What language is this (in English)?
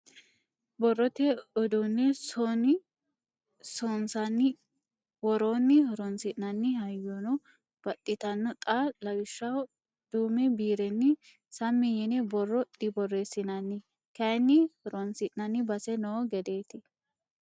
Sidamo